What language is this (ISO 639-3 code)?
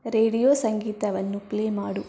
kan